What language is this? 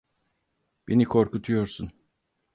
Turkish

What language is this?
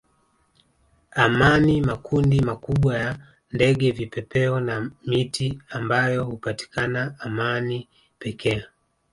Swahili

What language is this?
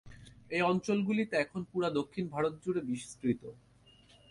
Bangla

